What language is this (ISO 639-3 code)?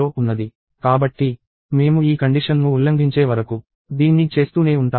tel